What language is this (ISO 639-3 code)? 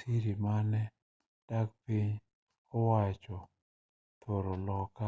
luo